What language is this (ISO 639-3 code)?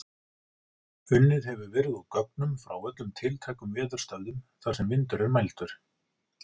isl